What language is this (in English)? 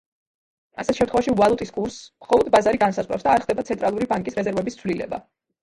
Georgian